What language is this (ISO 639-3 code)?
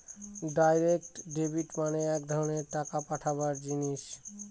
ben